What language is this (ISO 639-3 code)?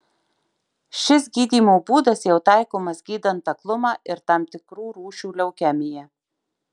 lit